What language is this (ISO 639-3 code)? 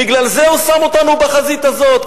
heb